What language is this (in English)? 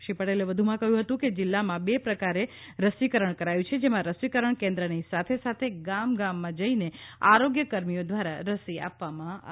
Gujarati